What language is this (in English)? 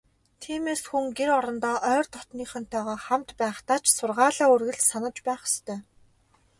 Mongolian